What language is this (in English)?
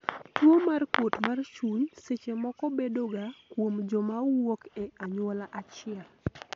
Luo (Kenya and Tanzania)